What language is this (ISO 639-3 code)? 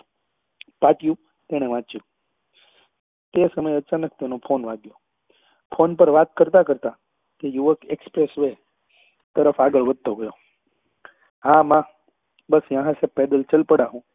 guj